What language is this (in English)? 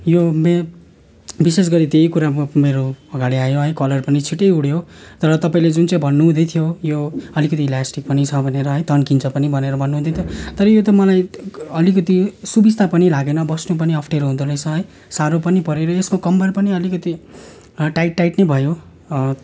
Nepali